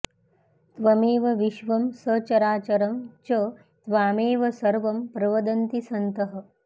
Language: Sanskrit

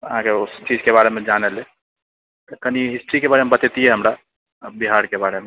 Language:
Maithili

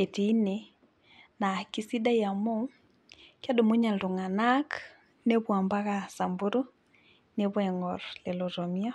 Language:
Masai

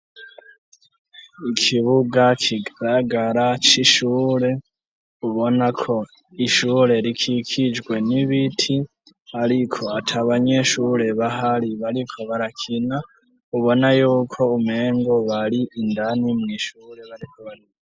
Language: Rundi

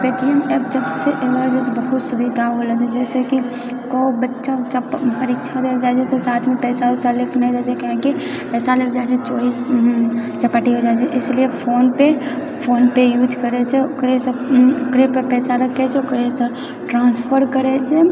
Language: Maithili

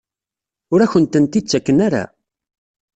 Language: Kabyle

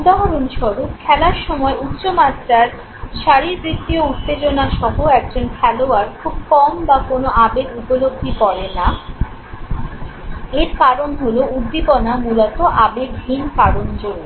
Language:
Bangla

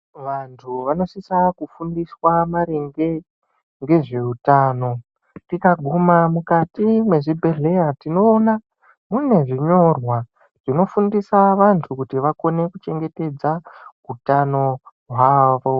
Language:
Ndau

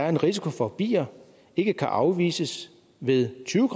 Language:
Danish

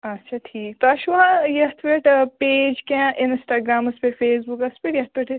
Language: Kashmiri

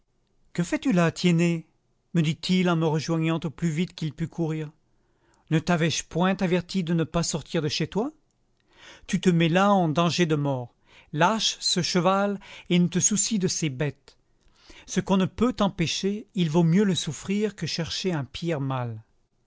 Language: French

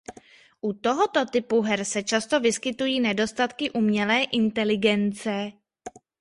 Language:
Czech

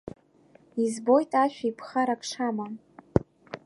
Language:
Abkhazian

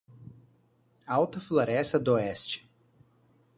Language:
Portuguese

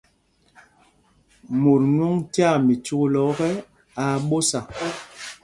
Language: Mpumpong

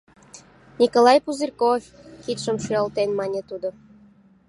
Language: Mari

